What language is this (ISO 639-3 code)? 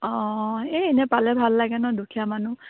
asm